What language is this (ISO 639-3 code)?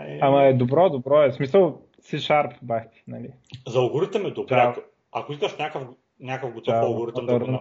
bul